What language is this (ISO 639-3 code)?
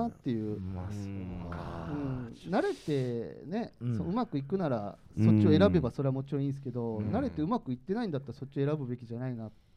jpn